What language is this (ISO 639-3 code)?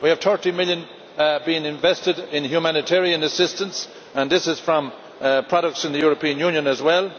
eng